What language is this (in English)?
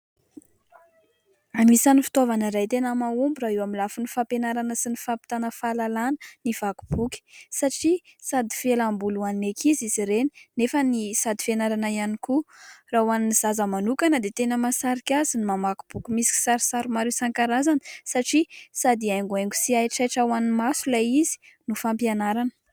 Malagasy